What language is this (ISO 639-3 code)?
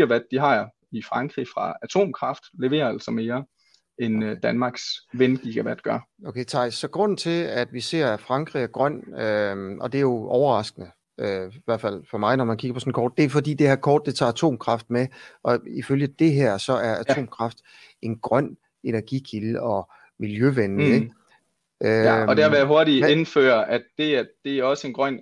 dan